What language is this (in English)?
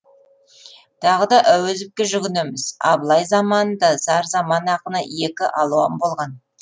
Kazakh